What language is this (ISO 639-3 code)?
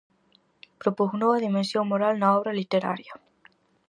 glg